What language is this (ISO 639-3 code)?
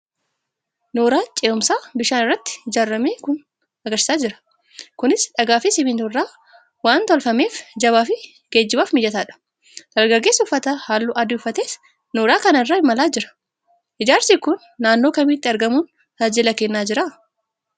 orm